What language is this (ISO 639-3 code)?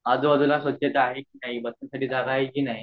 mar